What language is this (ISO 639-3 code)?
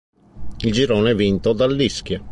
ita